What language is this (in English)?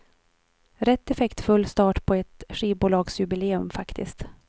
Swedish